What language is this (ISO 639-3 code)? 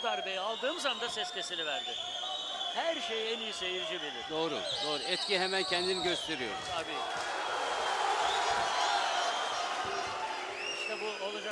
tur